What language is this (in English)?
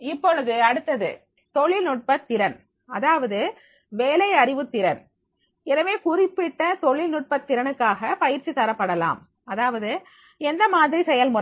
Tamil